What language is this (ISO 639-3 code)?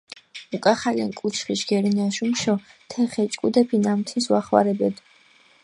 xmf